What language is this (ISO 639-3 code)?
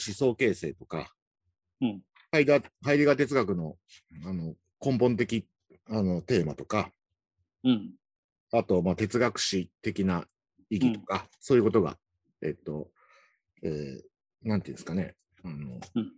jpn